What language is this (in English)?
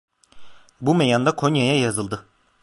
Turkish